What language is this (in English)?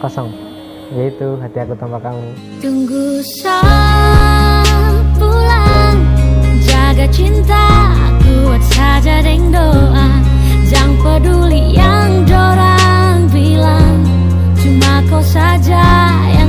Indonesian